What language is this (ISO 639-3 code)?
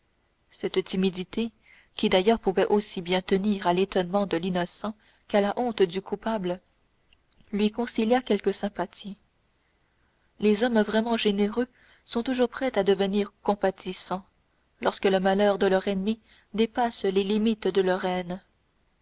fra